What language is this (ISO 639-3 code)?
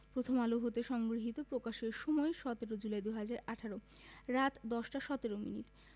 ben